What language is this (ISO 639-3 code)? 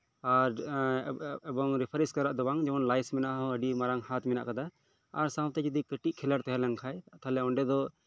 sat